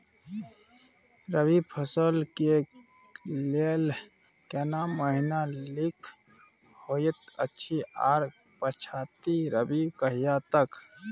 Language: Maithili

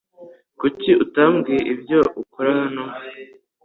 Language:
Kinyarwanda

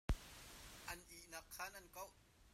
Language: Hakha Chin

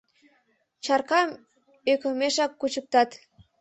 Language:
Mari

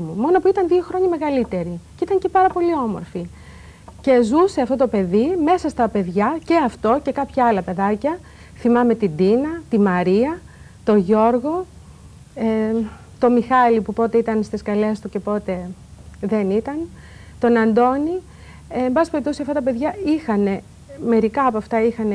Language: Greek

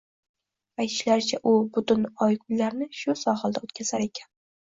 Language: Uzbek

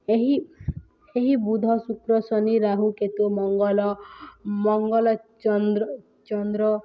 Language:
Odia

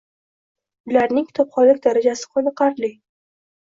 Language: Uzbek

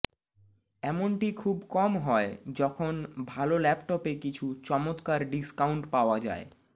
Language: Bangla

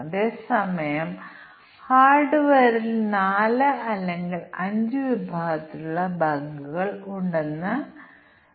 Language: Malayalam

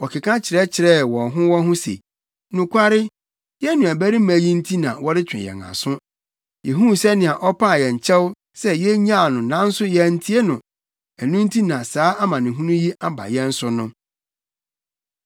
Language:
Akan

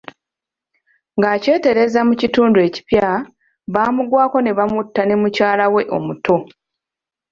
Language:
Ganda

